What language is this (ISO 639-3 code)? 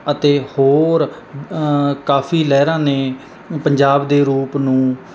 pan